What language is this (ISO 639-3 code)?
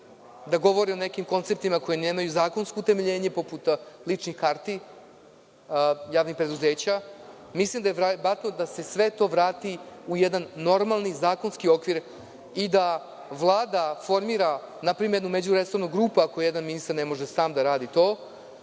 srp